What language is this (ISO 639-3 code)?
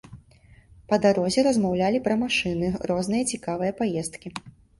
bel